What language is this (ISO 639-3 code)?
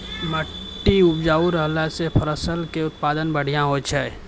mai